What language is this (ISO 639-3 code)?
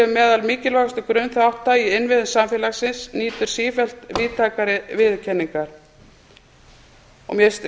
isl